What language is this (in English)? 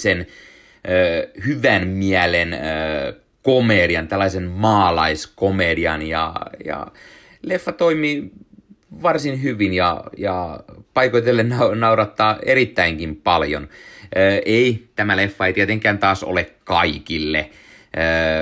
Finnish